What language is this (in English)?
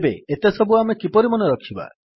Odia